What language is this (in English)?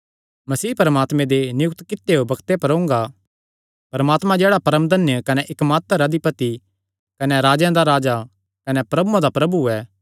Kangri